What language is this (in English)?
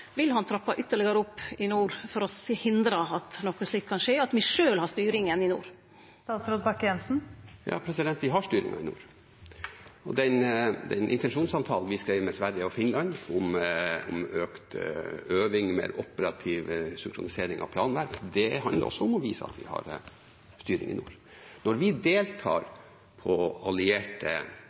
Norwegian